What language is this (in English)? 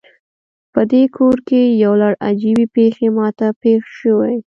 Pashto